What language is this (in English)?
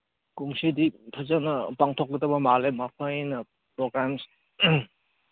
Manipuri